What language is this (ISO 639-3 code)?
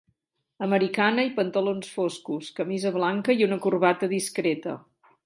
cat